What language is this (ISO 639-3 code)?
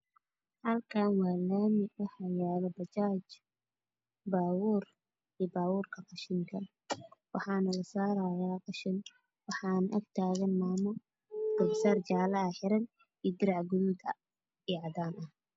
som